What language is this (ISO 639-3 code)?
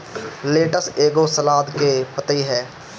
bho